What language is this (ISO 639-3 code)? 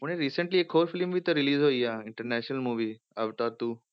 pan